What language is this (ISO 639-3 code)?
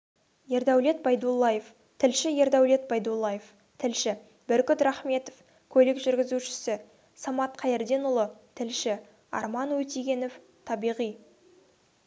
kaz